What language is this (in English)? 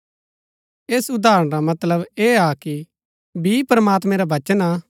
Gaddi